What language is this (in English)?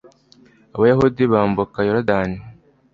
Kinyarwanda